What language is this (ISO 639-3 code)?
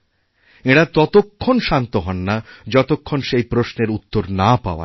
ben